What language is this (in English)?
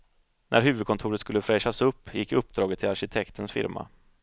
Swedish